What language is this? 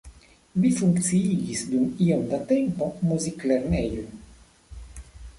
Esperanto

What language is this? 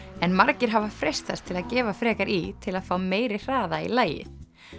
Icelandic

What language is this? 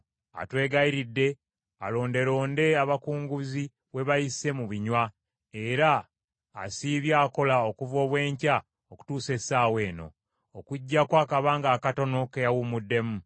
Ganda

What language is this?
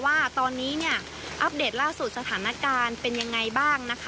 Thai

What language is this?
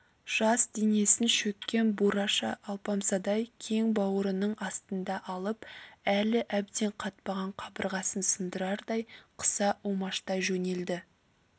Kazakh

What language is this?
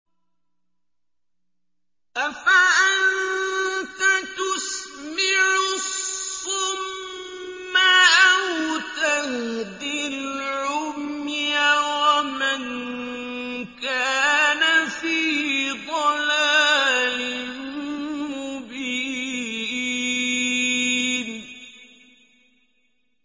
Arabic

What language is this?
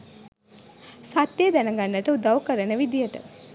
Sinhala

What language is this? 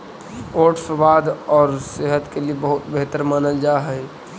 Magahi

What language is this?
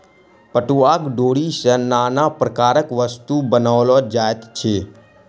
Maithili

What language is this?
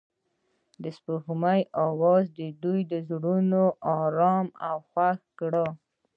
Pashto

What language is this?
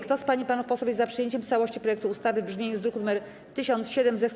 Polish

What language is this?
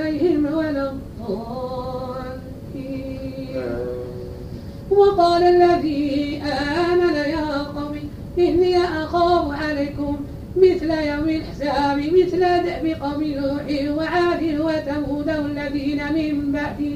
Arabic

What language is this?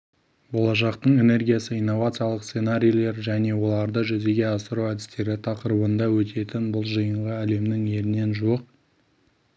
Kazakh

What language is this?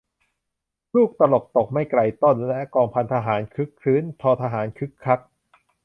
Thai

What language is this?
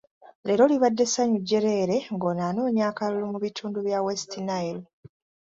Ganda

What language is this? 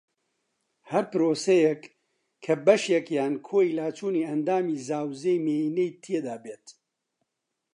Central Kurdish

